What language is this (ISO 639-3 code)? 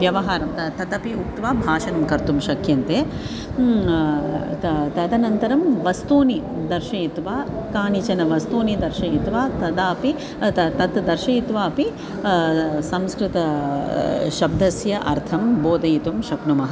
san